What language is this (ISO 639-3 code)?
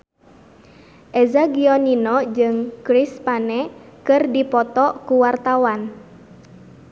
sun